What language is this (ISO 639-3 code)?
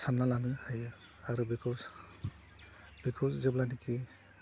brx